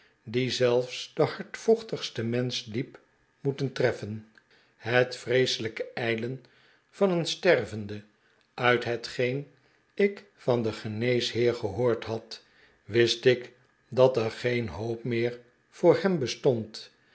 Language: Dutch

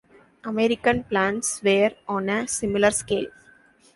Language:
English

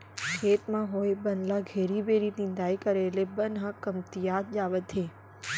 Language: Chhattisgarhi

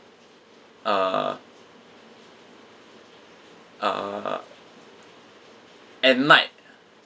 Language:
English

